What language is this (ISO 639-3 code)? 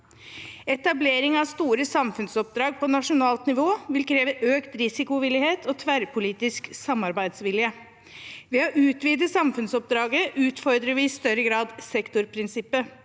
nor